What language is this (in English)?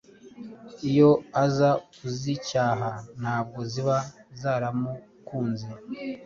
Kinyarwanda